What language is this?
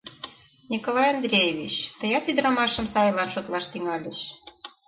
Mari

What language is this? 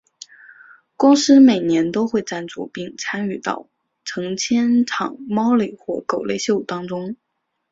Chinese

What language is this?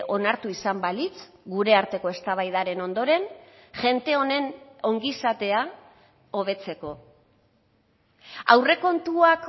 Basque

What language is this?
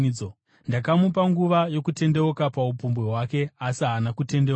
Shona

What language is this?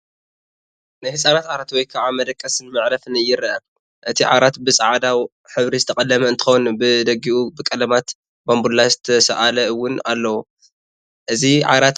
Tigrinya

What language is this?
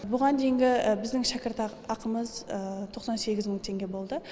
Kazakh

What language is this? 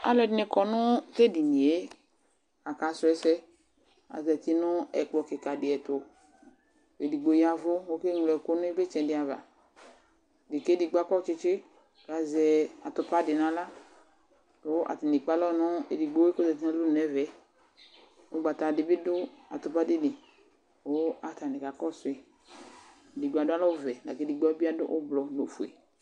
Ikposo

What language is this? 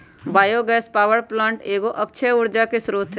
Magahi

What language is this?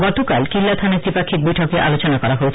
Bangla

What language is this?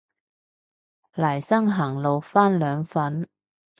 Cantonese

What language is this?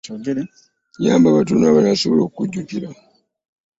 Ganda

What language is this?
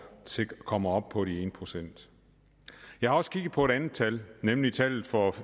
Danish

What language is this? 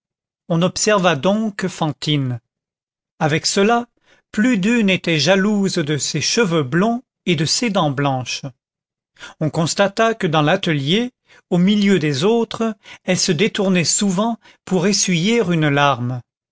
French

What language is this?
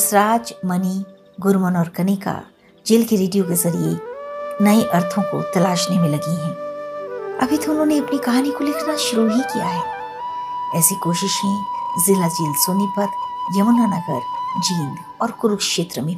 Hindi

